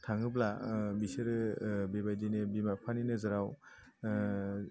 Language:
Bodo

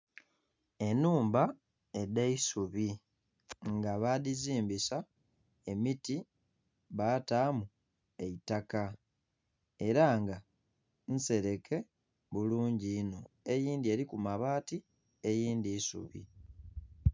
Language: Soga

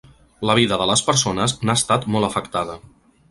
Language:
Catalan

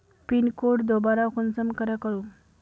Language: Magahi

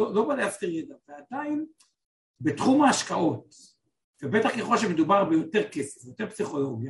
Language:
Hebrew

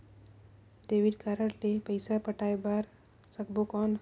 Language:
Chhattisgarhi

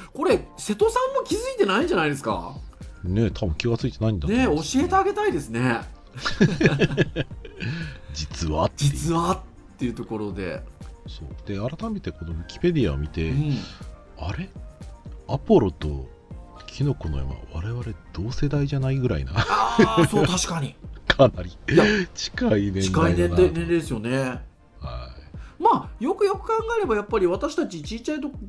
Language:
Japanese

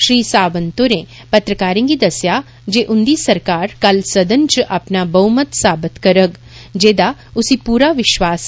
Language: Dogri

